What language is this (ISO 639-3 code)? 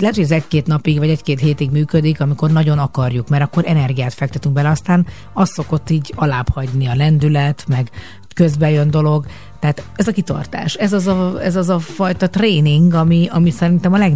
hun